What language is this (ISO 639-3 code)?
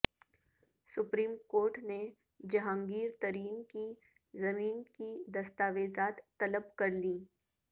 urd